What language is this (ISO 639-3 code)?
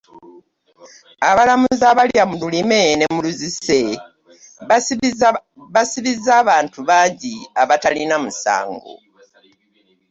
lug